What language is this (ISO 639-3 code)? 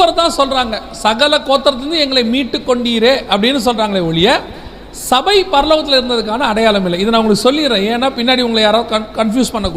tam